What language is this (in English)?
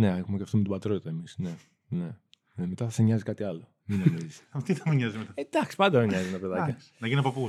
Greek